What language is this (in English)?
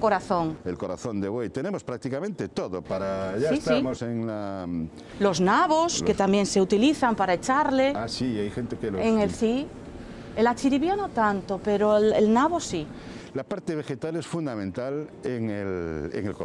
Spanish